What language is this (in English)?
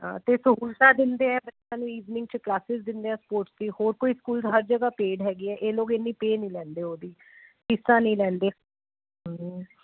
Punjabi